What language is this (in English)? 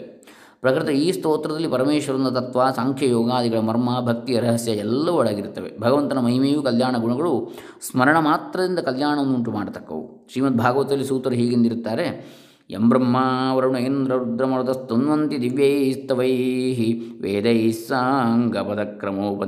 Kannada